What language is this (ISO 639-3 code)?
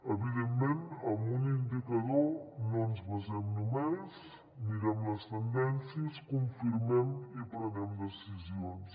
cat